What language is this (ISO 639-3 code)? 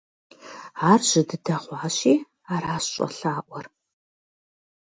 kbd